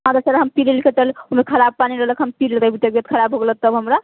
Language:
Maithili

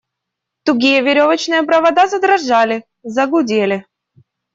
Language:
Russian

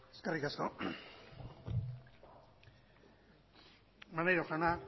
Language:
Basque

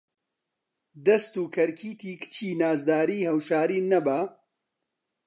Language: Central Kurdish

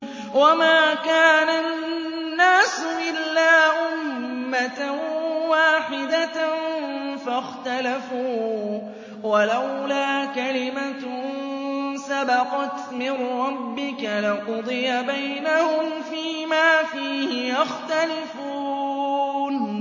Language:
Arabic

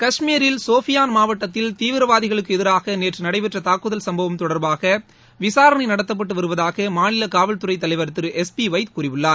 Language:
Tamil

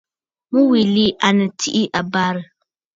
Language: Bafut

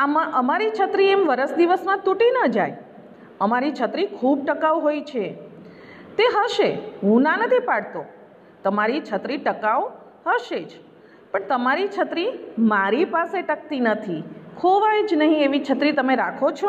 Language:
Gujarati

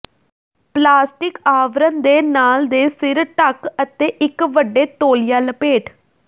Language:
Punjabi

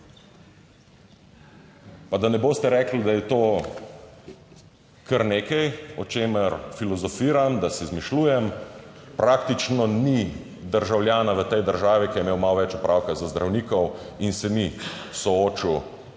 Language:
Slovenian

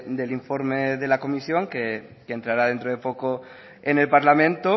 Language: Spanish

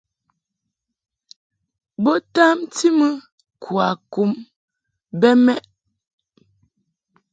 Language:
Mungaka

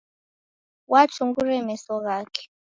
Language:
Taita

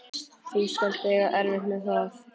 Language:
Icelandic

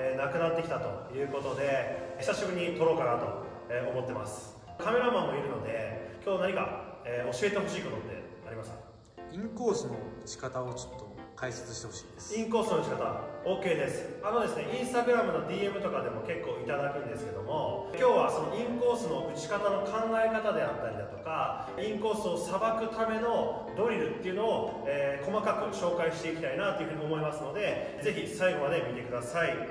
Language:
Japanese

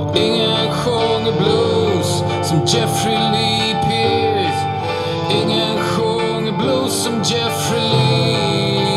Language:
Swedish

